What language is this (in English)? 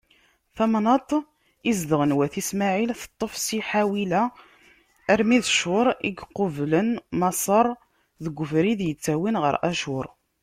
Kabyle